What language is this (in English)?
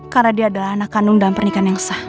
Indonesian